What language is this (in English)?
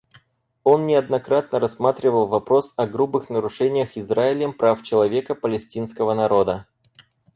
Russian